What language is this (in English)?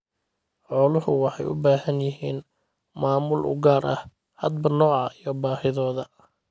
Somali